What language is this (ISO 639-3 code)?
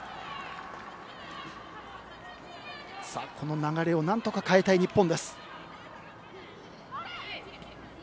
jpn